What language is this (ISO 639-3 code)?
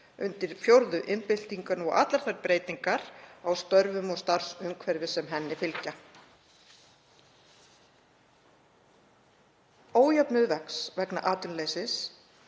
isl